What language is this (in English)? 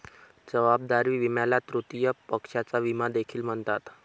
Marathi